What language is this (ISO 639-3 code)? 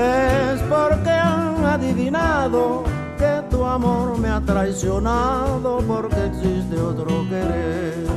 spa